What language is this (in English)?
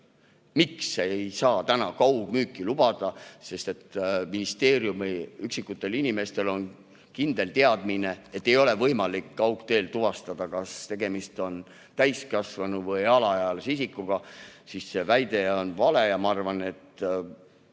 Estonian